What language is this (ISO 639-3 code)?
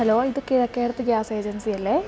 mal